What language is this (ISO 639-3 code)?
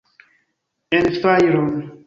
epo